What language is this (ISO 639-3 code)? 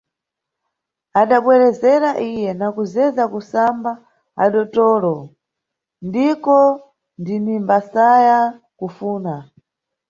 nyu